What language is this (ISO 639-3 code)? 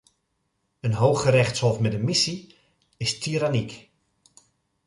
nld